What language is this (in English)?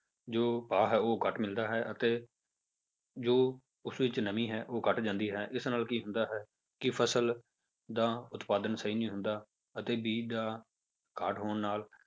Punjabi